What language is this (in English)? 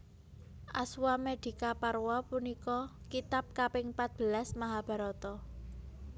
Javanese